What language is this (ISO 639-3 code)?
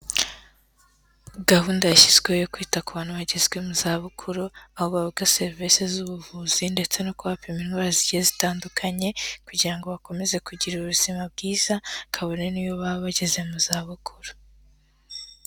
kin